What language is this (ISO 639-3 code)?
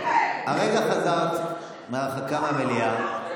heb